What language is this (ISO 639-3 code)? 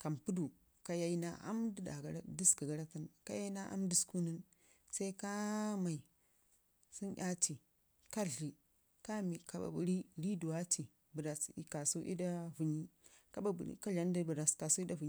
ngi